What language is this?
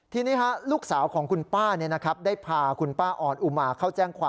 Thai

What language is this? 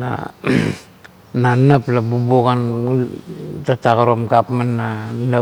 Kuot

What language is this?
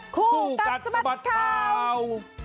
Thai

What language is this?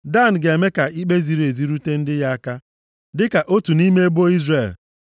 Igbo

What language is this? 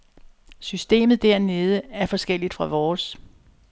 Danish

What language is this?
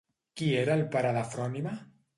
Catalan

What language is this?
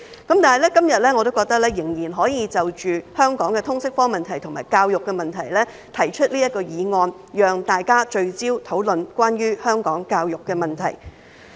Cantonese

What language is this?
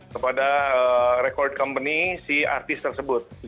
Indonesian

